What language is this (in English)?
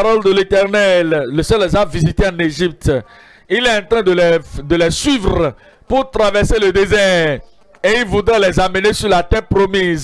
French